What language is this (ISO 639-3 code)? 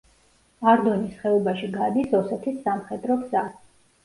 kat